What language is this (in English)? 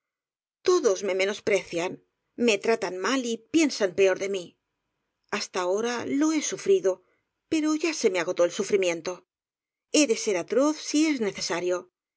Spanish